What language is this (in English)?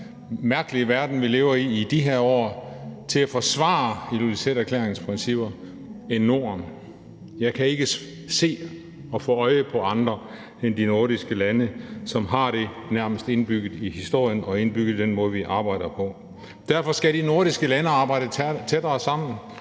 Danish